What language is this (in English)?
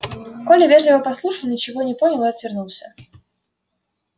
Russian